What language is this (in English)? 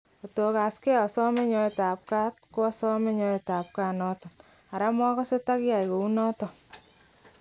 Kalenjin